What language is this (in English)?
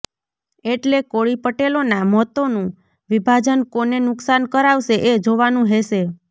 Gujarati